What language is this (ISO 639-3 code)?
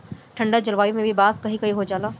bho